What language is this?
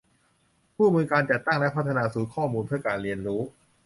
Thai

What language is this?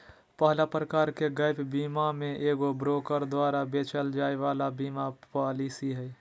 Magahi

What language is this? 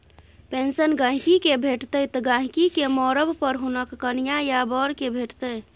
Maithili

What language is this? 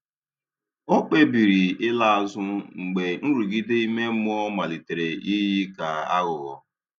Igbo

